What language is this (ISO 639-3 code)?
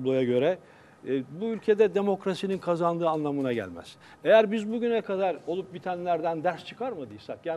tur